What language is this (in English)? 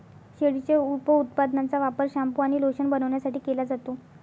Marathi